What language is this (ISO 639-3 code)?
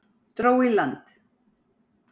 isl